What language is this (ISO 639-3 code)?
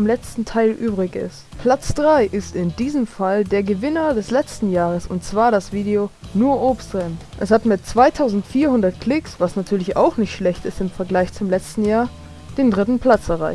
deu